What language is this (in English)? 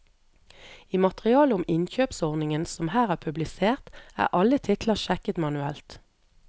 Norwegian